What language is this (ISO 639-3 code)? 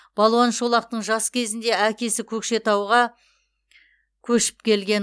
kaz